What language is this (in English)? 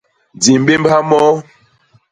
Basaa